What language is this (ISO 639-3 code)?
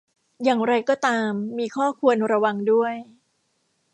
tha